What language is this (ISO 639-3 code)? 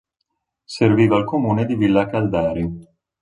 ita